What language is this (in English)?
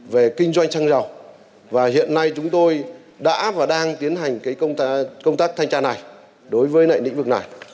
Vietnamese